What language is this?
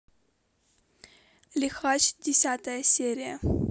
Russian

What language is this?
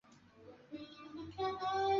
Swahili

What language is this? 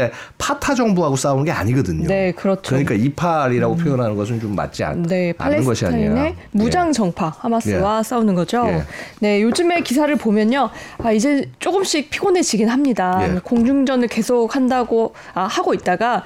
Korean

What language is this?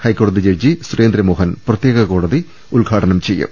Malayalam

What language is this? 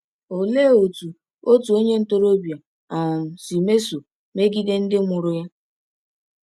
Igbo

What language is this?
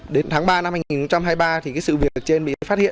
Vietnamese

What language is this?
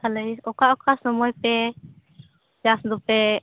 Santali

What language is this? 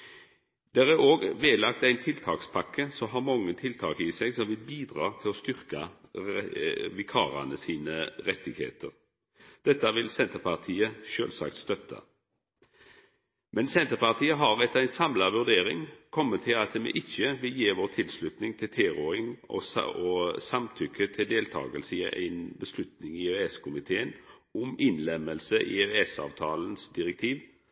Norwegian Nynorsk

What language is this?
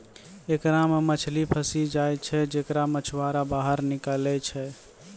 Maithili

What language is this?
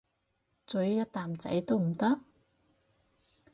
Cantonese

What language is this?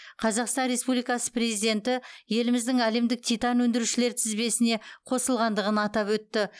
Kazakh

